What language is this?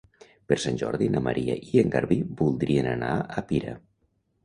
Catalan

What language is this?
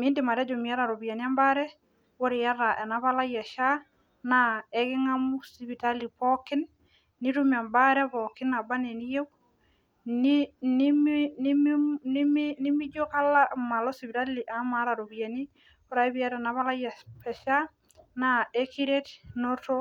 Masai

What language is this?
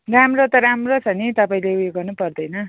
Nepali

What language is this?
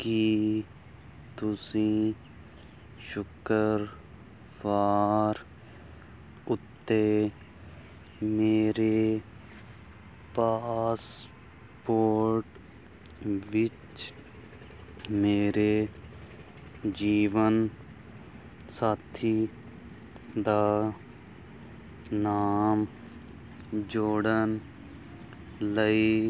Punjabi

